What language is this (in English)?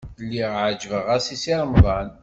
Kabyle